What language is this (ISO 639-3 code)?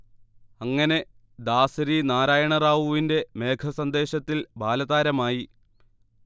mal